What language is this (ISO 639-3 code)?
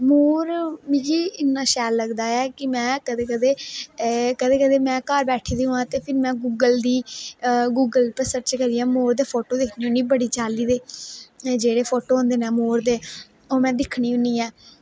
doi